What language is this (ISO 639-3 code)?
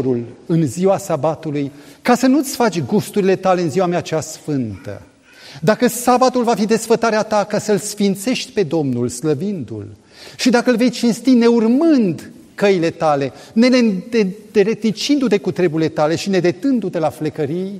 ron